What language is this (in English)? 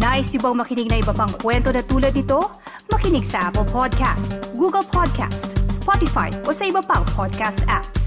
Filipino